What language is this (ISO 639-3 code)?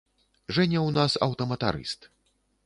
bel